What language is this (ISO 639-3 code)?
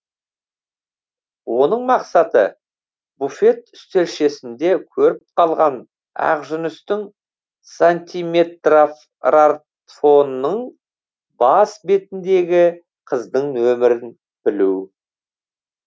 kaz